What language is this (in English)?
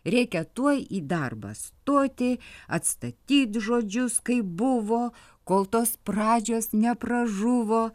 Lithuanian